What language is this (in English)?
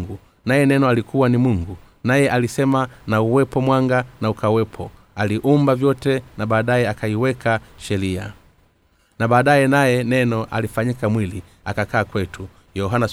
Swahili